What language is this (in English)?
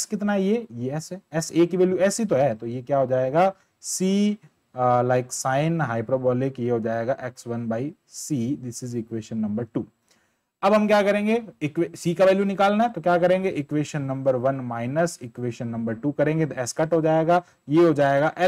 Hindi